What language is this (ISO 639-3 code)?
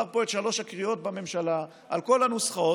heb